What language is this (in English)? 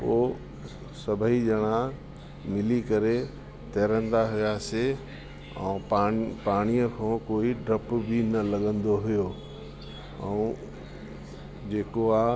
Sindhi